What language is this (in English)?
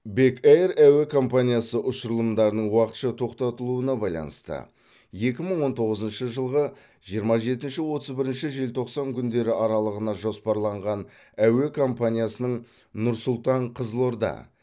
Kazakh